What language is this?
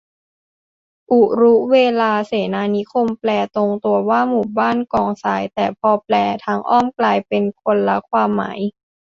Thai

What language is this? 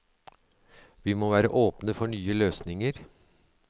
Norwegian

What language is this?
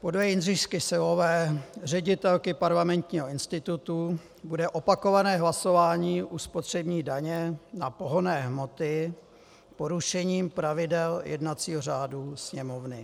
Czech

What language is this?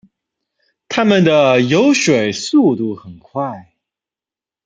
Chinese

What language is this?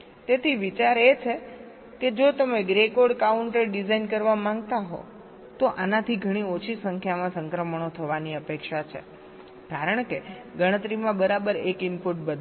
Gujarati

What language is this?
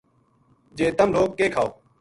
Gujari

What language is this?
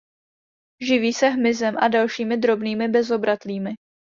Czech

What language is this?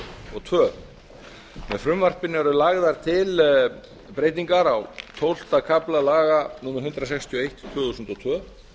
Icelandic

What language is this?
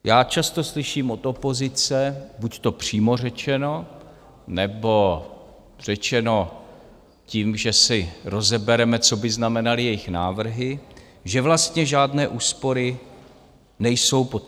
Czech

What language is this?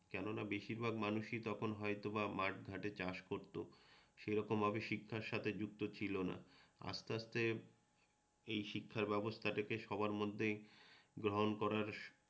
Bangla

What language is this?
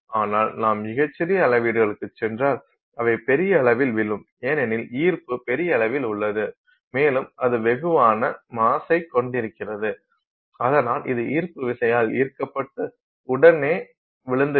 Tamil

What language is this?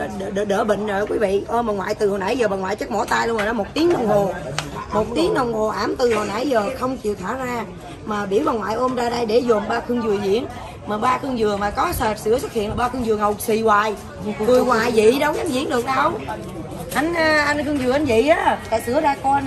Vietnamese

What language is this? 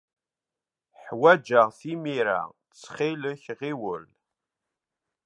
Kabyle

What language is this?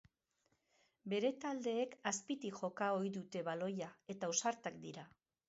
Basque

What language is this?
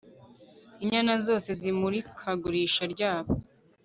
Kinyarwanda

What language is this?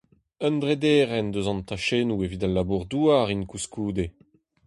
Breton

